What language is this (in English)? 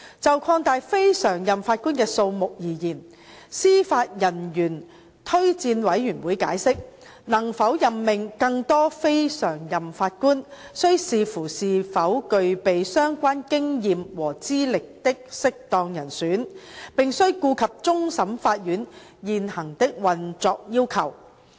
Cantonese